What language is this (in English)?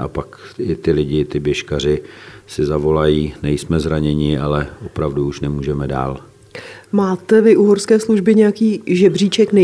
Czech